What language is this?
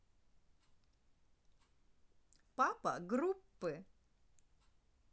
Russian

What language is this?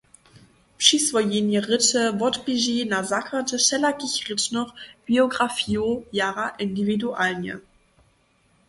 Upper Sorbian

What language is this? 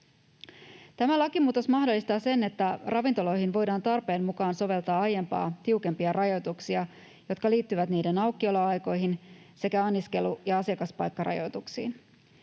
Finnish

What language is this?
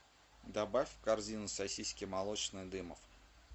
Russian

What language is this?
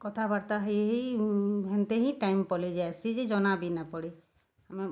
Odia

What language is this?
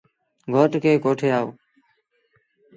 Sindhi Bhil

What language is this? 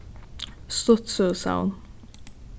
Faroese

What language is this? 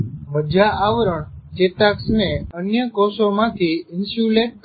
Gujarati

